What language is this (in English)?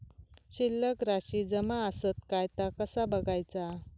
Marathi